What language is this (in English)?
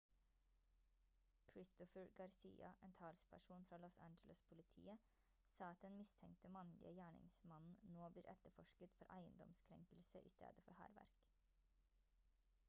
Norwegian Bokmål